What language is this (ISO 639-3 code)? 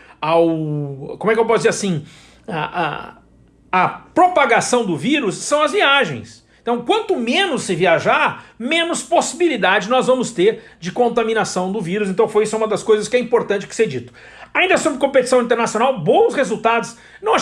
por